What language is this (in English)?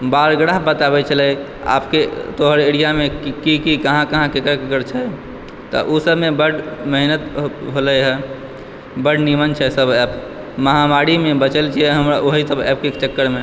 Maithili